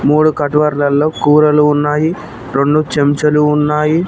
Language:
Telugu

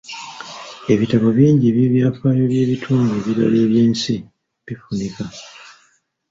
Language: Ganda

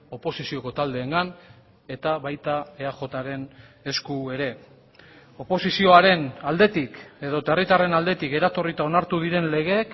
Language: Basque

